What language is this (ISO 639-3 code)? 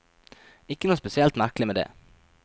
nor